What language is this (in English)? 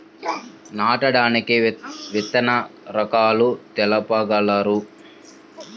Telugu